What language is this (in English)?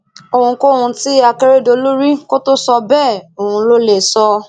Yoruba